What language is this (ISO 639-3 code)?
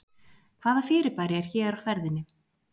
isl